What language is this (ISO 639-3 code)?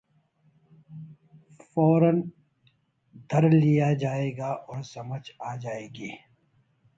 urd